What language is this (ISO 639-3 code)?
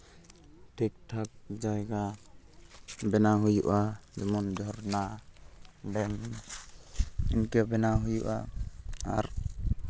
sat